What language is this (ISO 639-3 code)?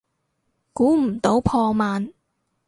yue